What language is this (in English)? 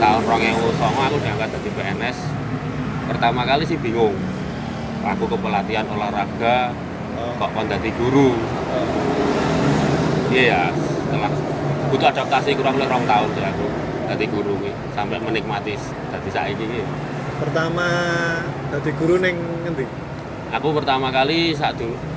Indonesian